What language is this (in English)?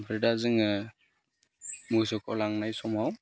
Bodo